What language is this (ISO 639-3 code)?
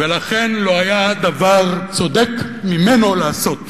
heb